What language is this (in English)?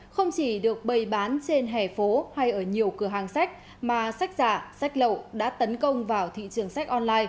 Vietnamese